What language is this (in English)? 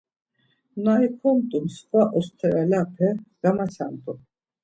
Laz